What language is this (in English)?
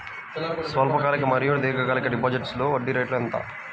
Telugu